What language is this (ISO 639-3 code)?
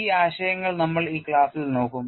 mal